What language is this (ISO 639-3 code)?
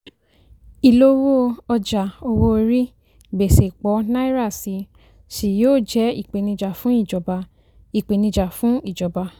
yor